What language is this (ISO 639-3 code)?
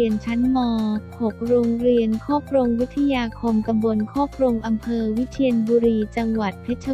tha